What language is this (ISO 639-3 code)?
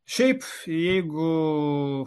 lit